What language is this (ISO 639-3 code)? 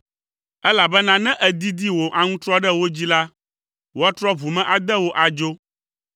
ewe